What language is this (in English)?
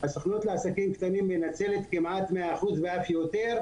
Hebrew